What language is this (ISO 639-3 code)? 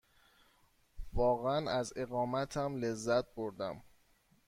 fas